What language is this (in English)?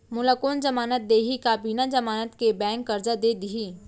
Chhattisgarhi